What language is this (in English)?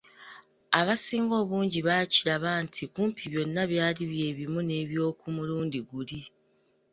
Ganda